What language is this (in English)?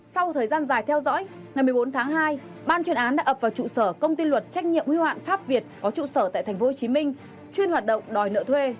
Vietnamese